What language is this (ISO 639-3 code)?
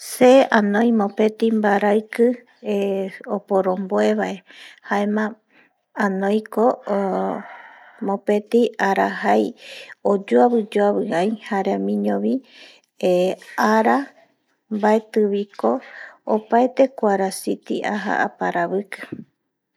gui